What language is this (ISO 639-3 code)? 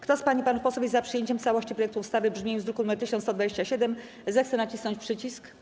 pol